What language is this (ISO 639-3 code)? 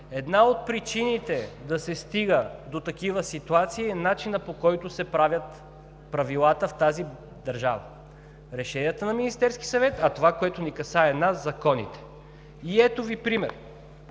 bul